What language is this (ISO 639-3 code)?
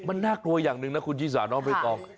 tha